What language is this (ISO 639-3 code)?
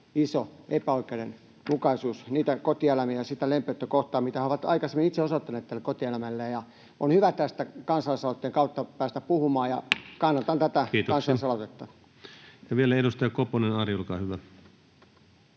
fin